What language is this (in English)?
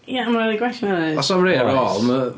Welsh